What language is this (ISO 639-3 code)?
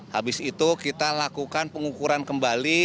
ind